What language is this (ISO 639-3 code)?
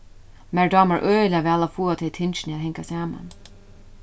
fao